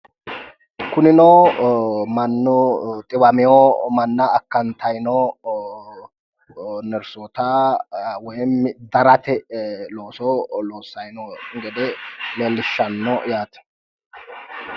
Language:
Sidamo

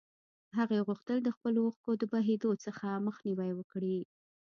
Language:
Pashto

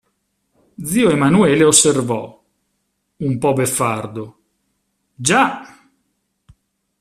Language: Italian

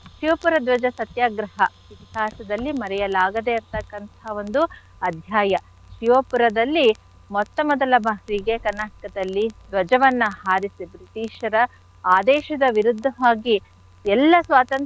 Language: Kannada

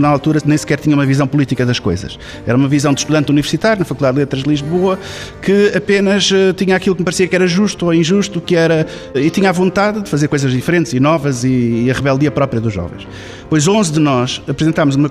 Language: Portuguese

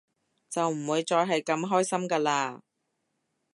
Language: Cantonese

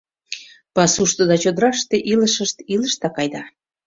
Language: Mari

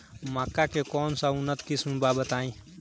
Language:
Bhojpuri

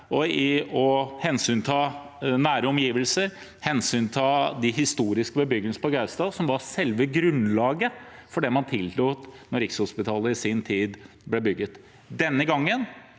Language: Norwegian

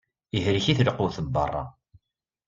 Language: Kabyle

